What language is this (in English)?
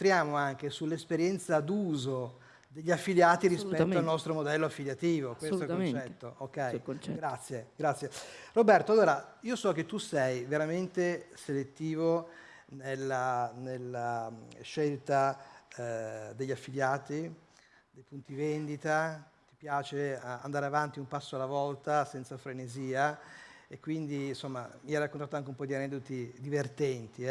Italian